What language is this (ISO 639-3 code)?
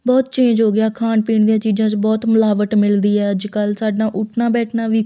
pan